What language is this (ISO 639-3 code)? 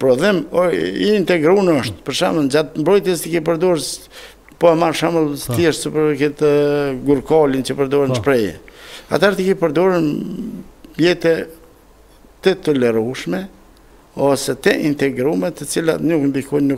ron